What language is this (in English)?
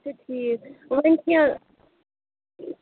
Kashmiri